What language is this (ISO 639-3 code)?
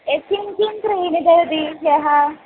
san